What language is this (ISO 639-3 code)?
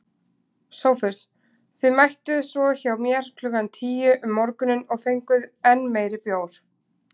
isl